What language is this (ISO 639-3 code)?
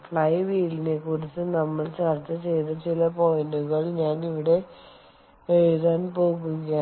mal